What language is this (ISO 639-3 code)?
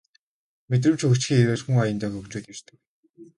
mon